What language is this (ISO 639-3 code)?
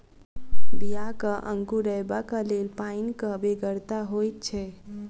mai